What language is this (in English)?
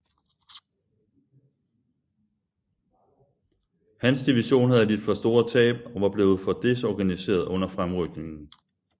Danish